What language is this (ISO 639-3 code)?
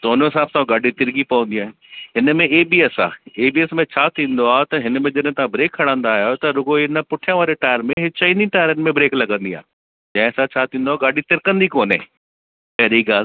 snd